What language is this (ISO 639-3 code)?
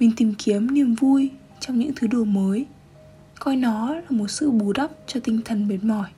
vie